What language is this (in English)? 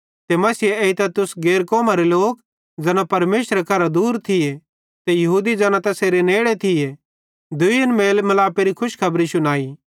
Bhadrawahi